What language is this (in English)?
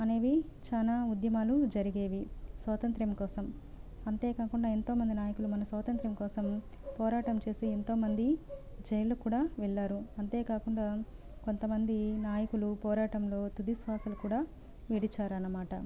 Telugu